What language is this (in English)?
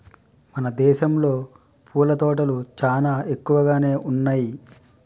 Telugu